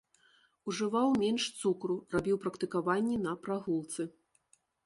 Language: Belarusian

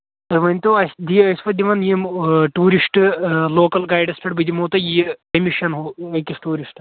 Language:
Kashmiri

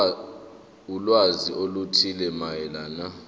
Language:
Zulu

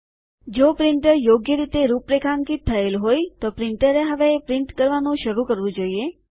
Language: Gujarati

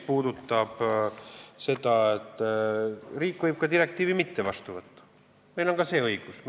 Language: Estonian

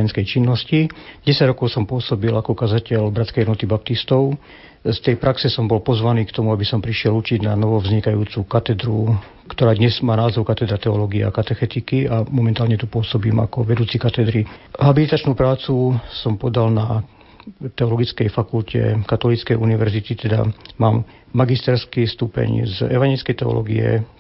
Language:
Slovak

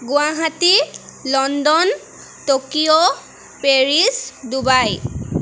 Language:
Assamese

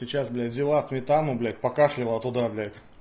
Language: Russian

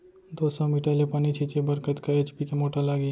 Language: Chhattisgarhi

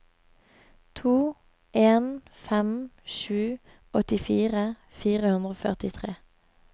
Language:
Norwegian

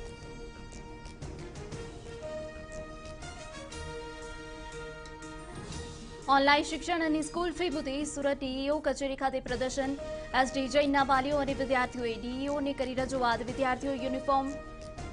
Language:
Hindi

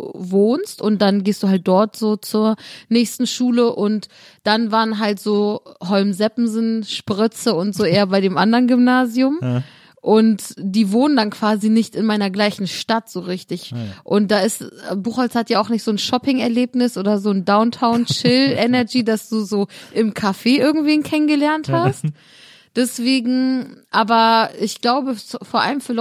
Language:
German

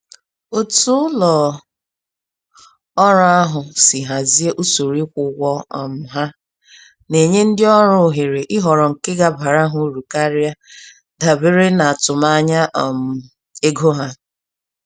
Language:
Igbo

